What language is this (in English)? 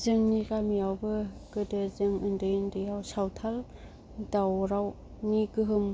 Bodo